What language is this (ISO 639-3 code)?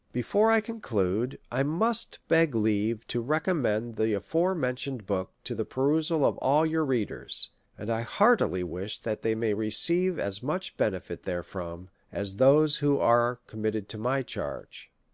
eng